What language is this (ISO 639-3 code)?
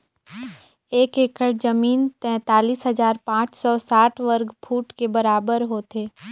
hne